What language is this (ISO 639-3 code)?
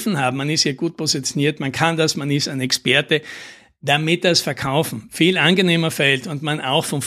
deu